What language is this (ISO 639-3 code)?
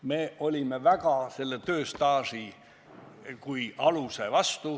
est